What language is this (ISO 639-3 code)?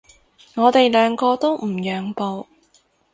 yue